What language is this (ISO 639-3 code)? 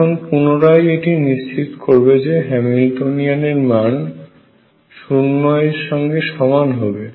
ben